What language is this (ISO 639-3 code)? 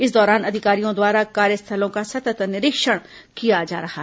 hin